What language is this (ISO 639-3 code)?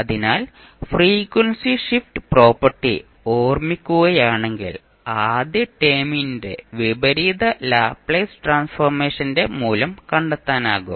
mal